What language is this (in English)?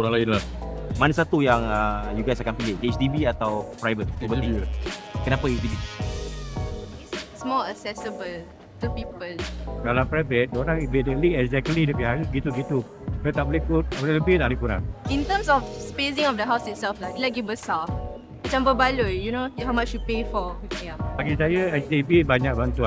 Malay